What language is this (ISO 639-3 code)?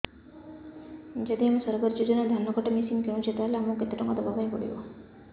ori